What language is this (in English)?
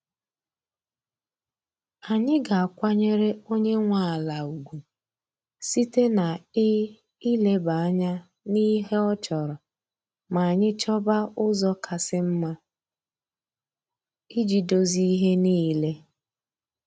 Igbo